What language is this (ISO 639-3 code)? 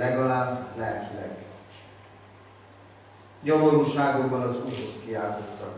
hun